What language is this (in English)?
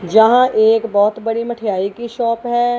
Hindi